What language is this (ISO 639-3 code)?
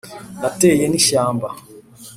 kin